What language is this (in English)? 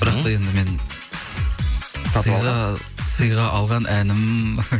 Kazakh